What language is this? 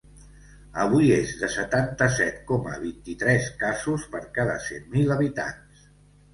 Catalan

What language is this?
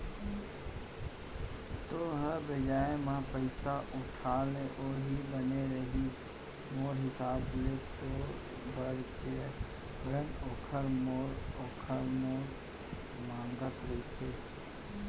Chhattisgarhi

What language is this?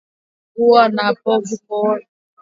Swahili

